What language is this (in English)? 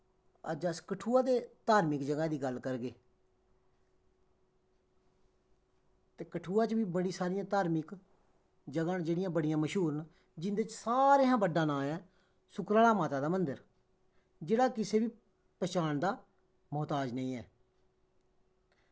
Dogri